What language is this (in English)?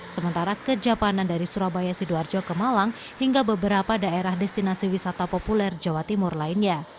Indonesian